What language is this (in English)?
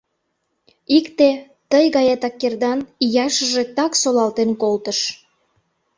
Mari